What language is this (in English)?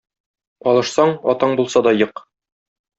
Tatar